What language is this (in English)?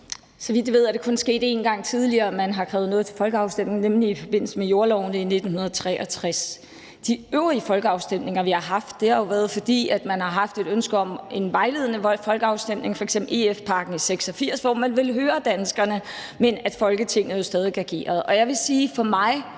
Danish